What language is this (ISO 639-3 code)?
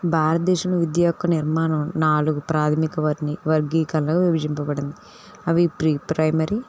tel